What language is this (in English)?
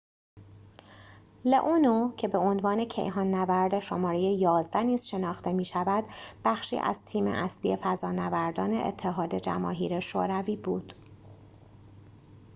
Persian